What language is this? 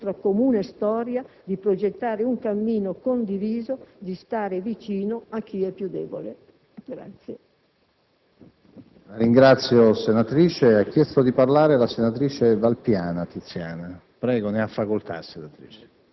Italian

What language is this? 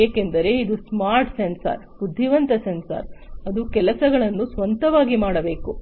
Kannada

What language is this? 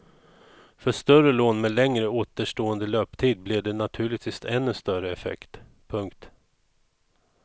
Swedish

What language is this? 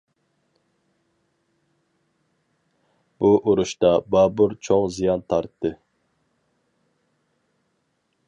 Uyghur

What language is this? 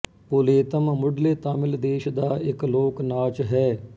Punjabi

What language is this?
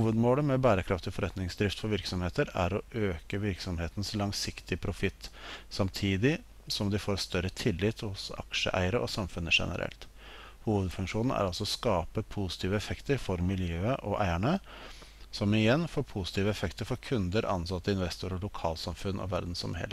Norwegian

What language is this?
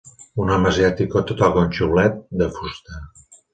Catalan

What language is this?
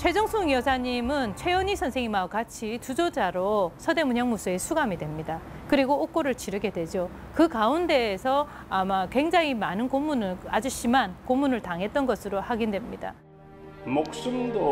Korean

